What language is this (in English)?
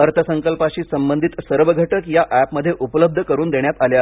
Marathi